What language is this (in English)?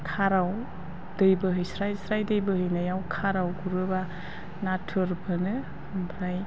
Bodo